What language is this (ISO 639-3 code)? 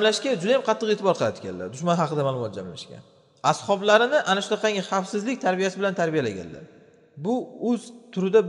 tur